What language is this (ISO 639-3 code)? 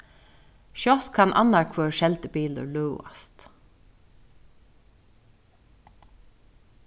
fao